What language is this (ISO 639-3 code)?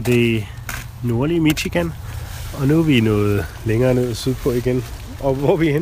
dan